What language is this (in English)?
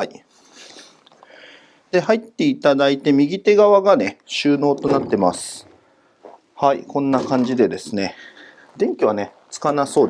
Japanese